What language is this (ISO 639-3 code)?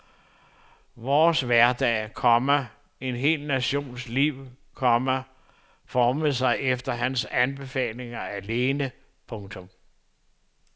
dan